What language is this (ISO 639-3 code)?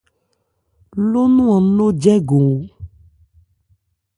ebr